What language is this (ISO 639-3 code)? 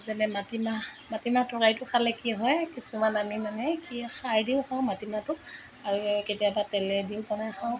asm